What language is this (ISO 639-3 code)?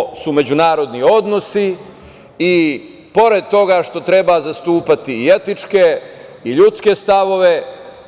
srp